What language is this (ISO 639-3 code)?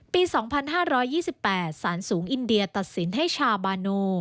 tha